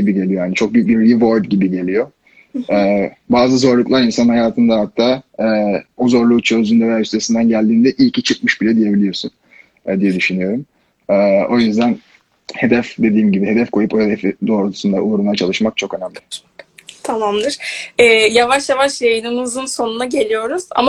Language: Turkish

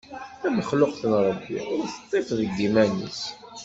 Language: Kabyle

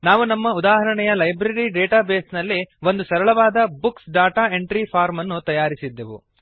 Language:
Kannada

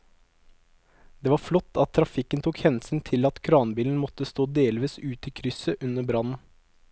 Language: Norwegian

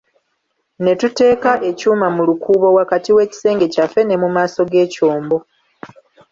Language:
Ganda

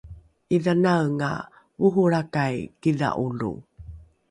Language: Rukai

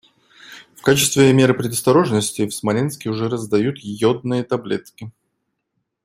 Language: Russian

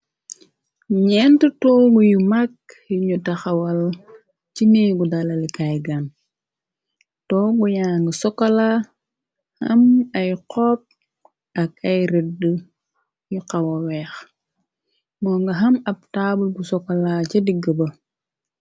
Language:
Wolof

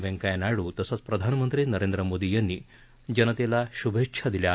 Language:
Marathi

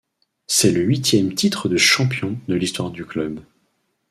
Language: French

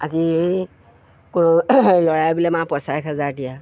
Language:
Assamese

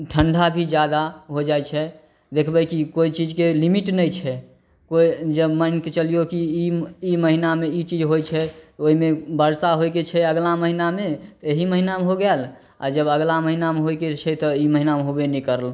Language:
Maithili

